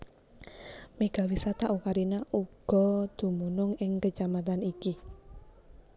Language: Javanese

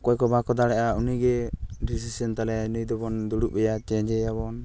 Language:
Santali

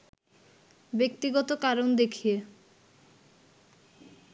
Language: Bangla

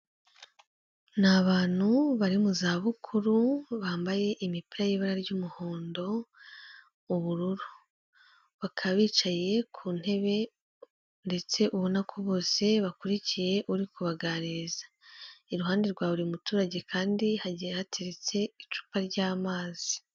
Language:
Kinyarwanda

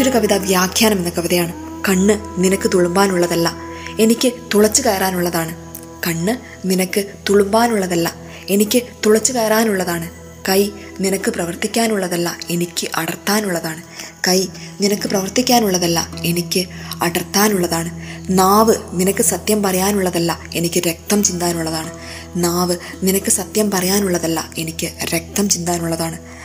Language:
Malayalam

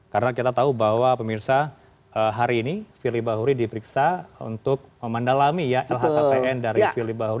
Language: Indonesian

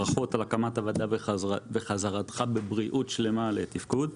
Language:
Hebrew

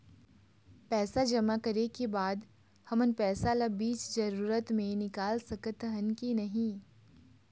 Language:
Chhattisgarhi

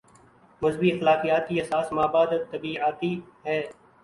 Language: Urdu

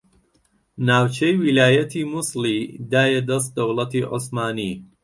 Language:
Central Kurdish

